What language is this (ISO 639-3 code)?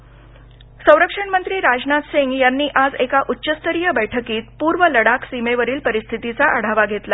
mar